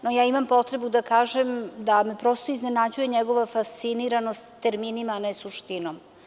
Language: Serbian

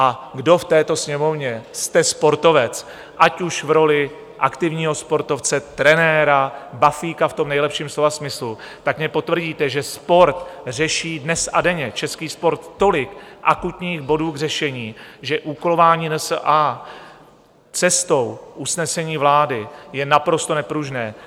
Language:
Czech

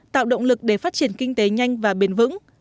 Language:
Vietnamese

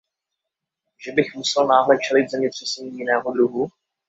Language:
Czech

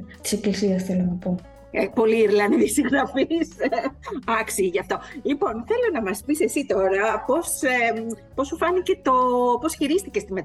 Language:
Greek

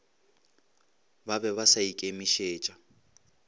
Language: Northern Sotho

